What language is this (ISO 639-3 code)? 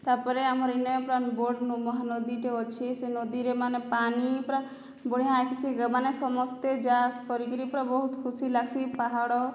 ori